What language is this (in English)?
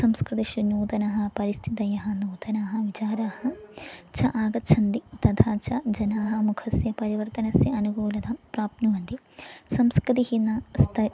Sanskrit